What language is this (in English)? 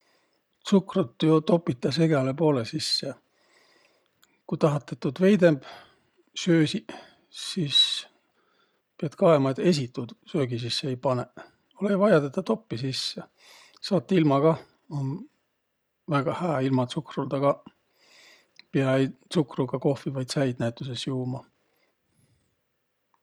Võro